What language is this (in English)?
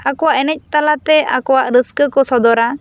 Santali